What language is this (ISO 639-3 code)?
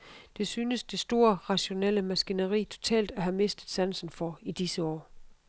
dan